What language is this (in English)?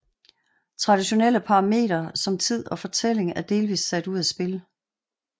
Danish